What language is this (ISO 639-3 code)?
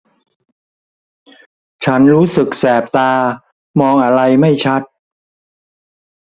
tha